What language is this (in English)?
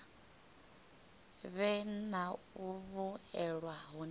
Venda